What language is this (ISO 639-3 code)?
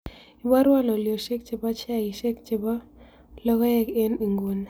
kln